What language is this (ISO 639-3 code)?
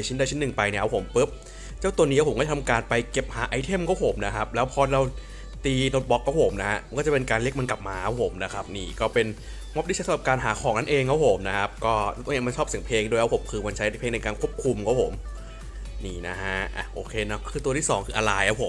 tha